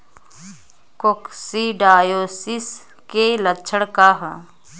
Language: Bhojpuri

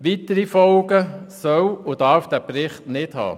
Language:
Swiss German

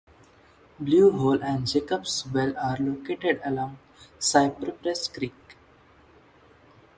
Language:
English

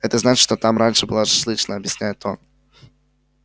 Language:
Russian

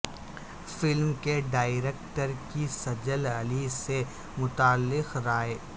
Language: Urdu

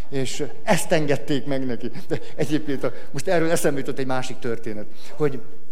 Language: Hungarian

